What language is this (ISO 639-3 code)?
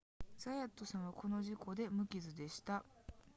jpn